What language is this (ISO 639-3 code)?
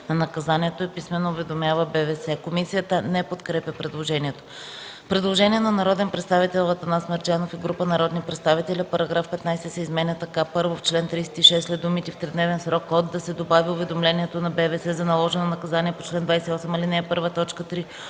bul